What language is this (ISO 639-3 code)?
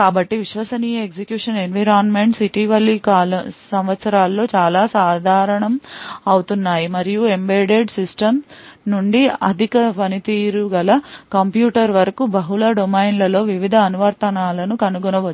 tel